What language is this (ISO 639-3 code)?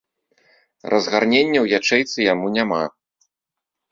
bel